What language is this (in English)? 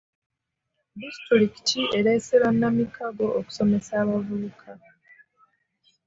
Ganda